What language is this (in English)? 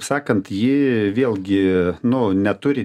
Lithuanian